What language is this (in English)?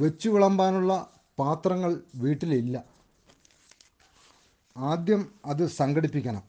Malayalam